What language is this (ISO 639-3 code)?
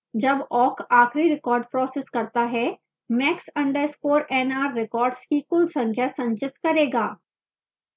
hin